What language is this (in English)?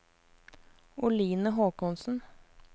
Norwegian